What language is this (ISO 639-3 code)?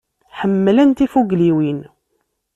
kab